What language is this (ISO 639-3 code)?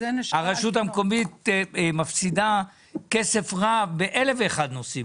heb